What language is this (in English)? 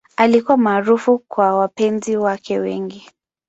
Swahili